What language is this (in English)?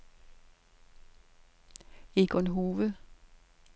Danish